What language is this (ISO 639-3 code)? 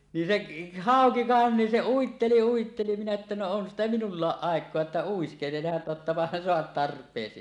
fin